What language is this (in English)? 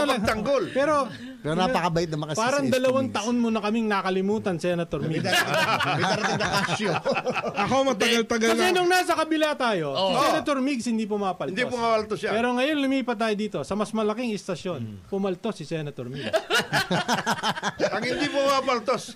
Filipino